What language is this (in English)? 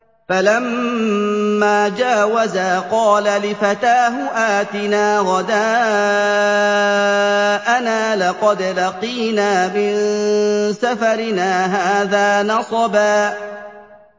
Arabic